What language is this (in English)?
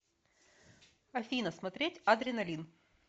Russian